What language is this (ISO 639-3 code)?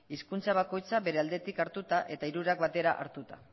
eus